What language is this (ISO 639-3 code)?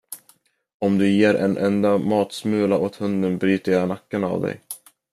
swe